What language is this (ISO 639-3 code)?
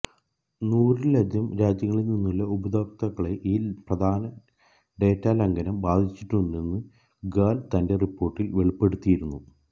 mal